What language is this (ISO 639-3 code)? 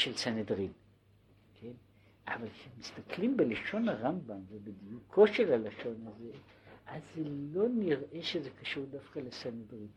heb